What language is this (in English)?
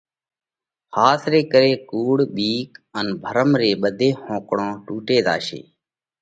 Parkari Koli